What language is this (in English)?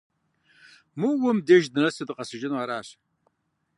Kabardian